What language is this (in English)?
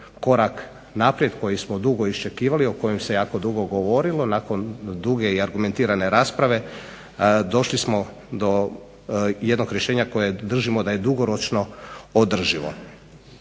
Croatian